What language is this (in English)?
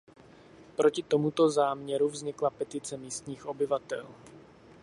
Czech